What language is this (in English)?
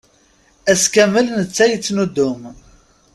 Kabyle